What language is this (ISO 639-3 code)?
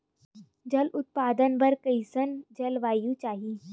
hne